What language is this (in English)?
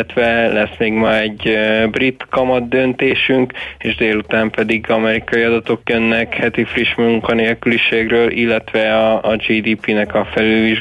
Hungarian